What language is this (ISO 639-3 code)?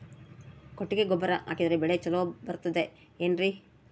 kan